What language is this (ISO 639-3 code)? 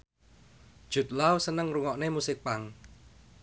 jav